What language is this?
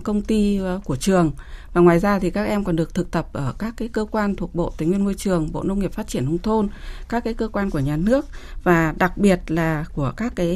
Vietnamese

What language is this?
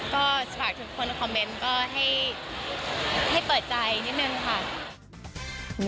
Thai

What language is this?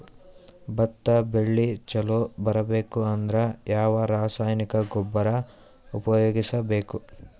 Kannada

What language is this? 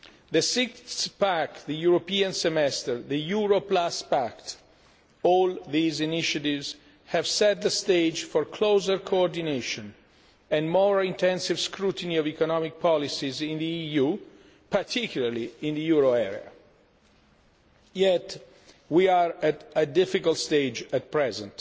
English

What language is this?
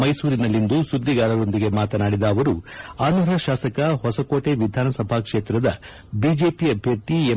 Kannada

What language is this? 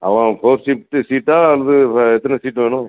Tamil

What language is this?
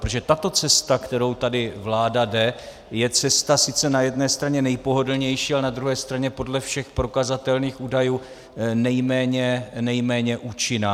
Czech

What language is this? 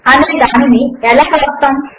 Telugu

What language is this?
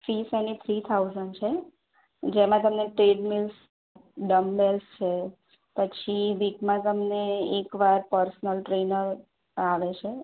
Gujarati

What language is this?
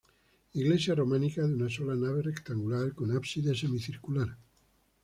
Spanish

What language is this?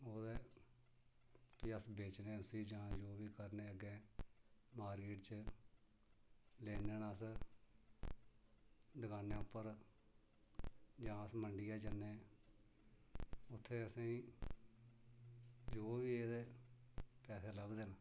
Dogri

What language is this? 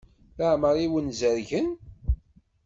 Kabyle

